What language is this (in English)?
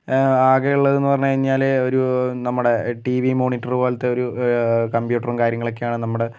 Malayalam